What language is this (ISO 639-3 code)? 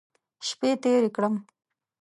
pus